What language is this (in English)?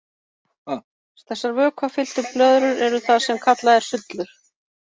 Icelandic